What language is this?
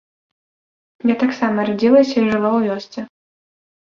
Belarusian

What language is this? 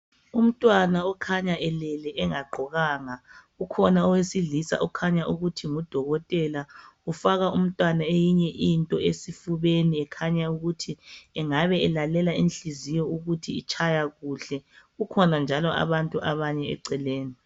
North Ndebele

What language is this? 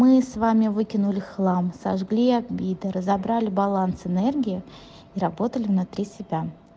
Russian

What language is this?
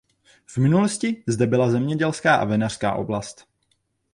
Czech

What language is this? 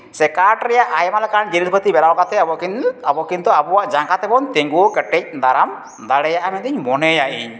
Santali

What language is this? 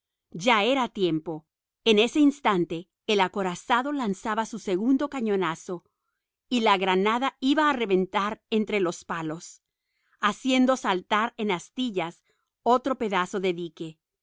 Spanish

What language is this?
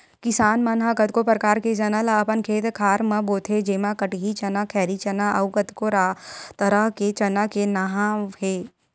Chhattisgarhi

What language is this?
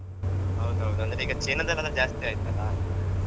Kannada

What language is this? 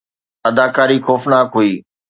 Sindhi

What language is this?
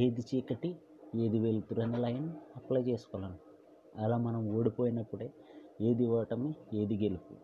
Telugu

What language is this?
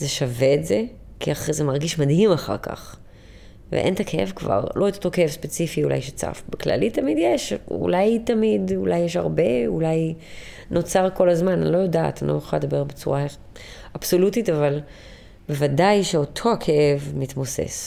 Hebrew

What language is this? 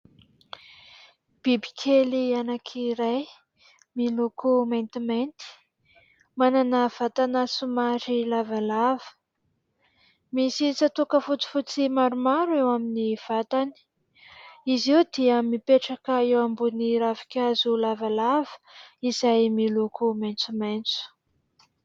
Malagasy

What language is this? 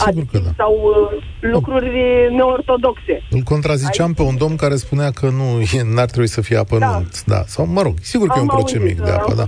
Romanian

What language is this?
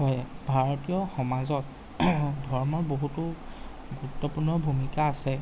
Assamese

